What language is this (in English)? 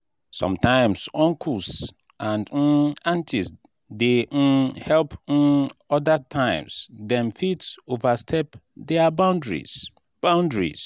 Nigerian Pidgin